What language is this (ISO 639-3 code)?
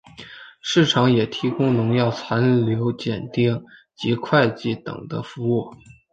zho